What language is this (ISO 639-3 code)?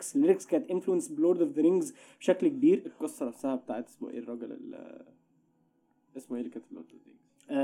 ara